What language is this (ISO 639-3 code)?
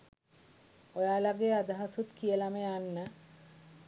sin